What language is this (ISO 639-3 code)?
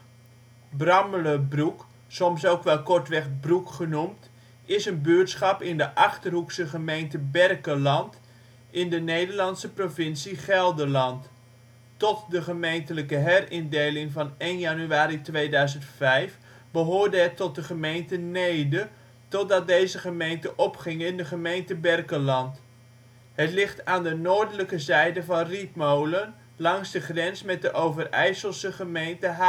nld